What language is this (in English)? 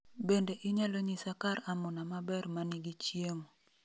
Luo (Kenya and Tanzania)